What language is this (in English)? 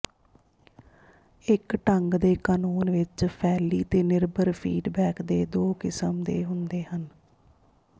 Punjabi